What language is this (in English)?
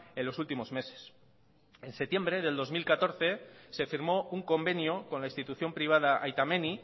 Spanish